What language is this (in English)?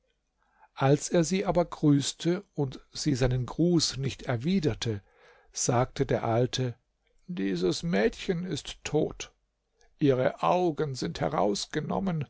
German